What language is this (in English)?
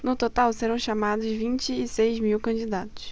Portuguese